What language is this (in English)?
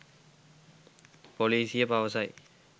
Sinhala